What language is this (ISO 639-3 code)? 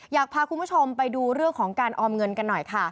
tha